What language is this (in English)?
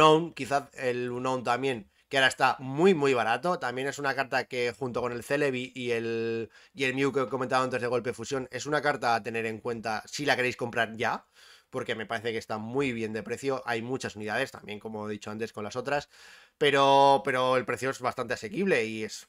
Spanish